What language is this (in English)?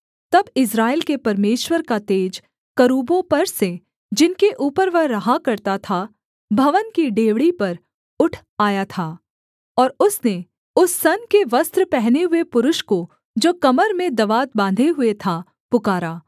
Hindi